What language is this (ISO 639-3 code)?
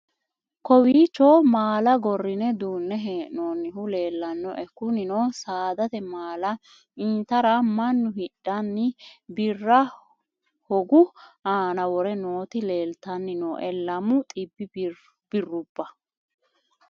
sid